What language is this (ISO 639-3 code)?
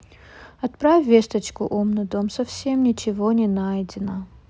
rus